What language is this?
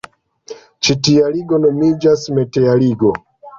Esperanto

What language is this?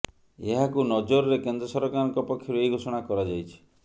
Odia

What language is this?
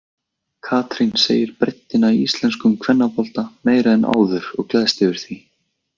Icelandic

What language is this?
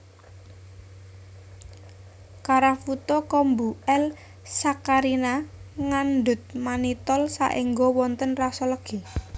Javanese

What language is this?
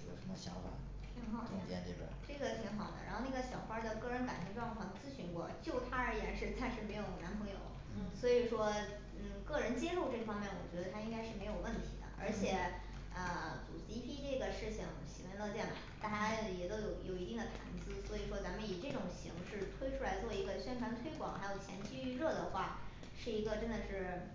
Chinese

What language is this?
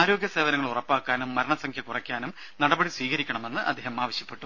Malayalam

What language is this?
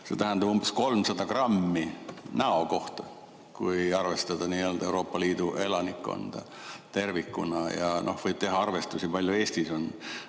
Estonian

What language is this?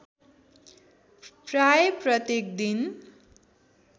Nepali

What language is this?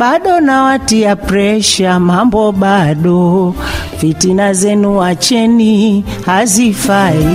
Swahili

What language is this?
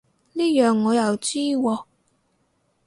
Cantonese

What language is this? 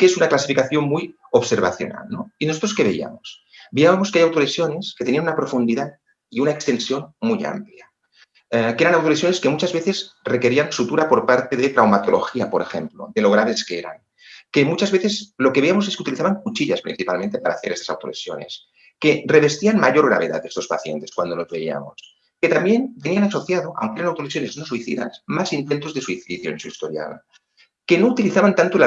Spanish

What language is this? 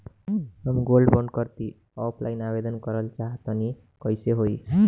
Bhojpuri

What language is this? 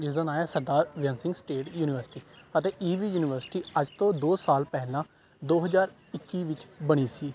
Punjabi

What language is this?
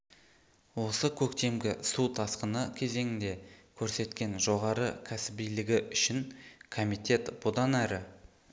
Kazakh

